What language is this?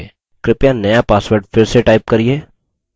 Hindi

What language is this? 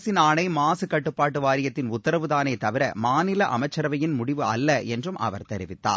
Tamil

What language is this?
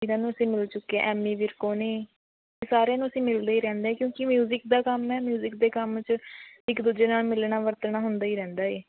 Punjabi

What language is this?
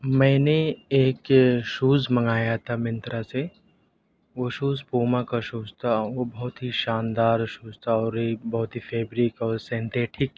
Urdu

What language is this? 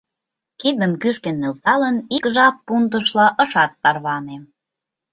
Mari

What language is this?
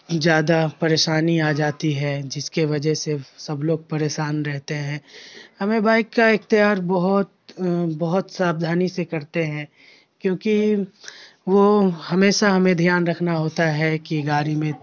Urdu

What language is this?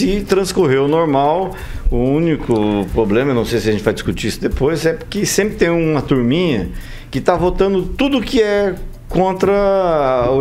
Portuguese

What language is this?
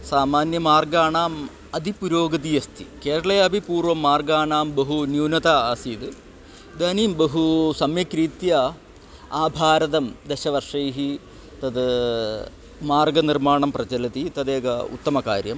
Sanskrit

